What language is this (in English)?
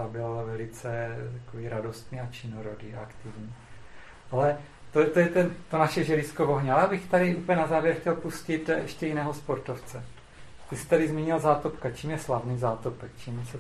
Czech